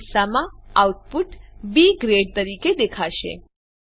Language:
Gujarati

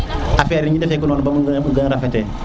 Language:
Serer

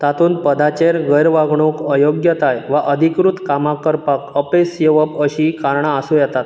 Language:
Konkani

